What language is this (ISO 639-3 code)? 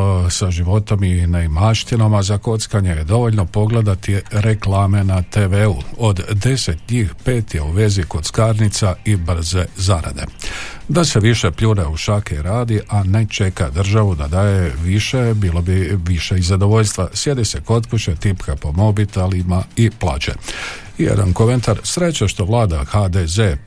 hrv